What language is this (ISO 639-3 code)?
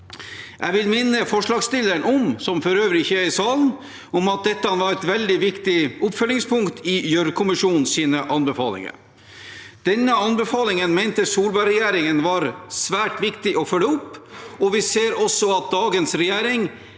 nor